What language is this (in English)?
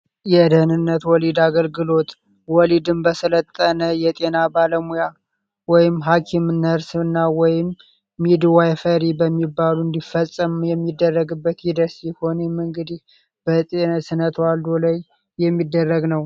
Amharic